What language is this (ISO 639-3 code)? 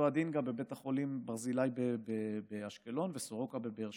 heb